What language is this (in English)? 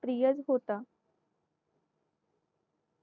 Marathi